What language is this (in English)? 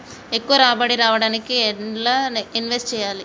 Telugu